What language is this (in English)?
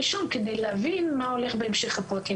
Hebrew